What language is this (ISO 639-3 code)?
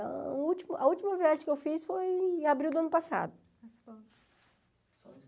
por